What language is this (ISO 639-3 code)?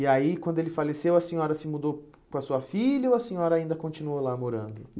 por